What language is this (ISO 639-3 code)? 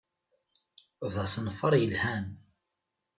kab